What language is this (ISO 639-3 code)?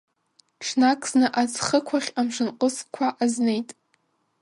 abk